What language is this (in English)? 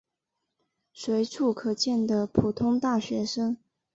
Chinese